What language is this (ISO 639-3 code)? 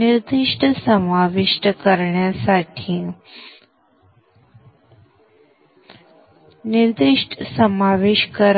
mar